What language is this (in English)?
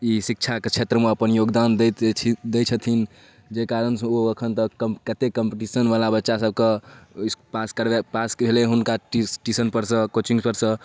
Maithili